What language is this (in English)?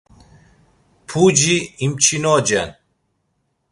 Laz